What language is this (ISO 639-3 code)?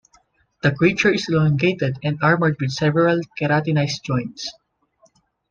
eng